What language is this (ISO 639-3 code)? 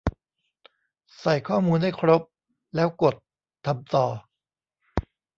tha